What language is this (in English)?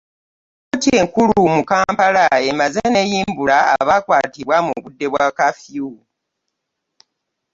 Ganda